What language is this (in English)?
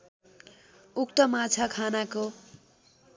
Nepali